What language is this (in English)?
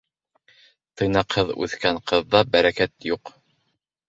Bashkir